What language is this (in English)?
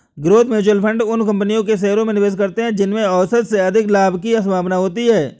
Hindi